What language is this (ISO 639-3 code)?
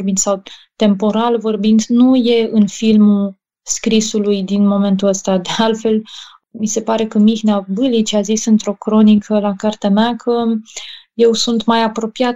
ron